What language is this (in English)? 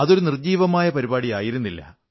Malayalam